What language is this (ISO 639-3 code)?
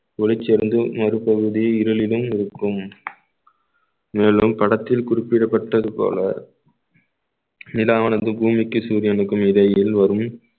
tam